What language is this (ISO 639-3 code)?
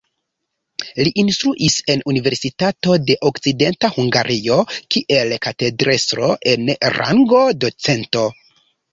epo